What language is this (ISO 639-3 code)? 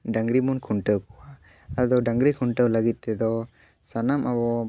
sat